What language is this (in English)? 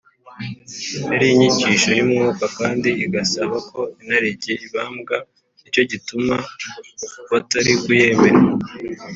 Kinyarwanda